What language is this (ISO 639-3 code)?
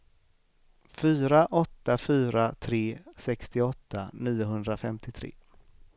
swe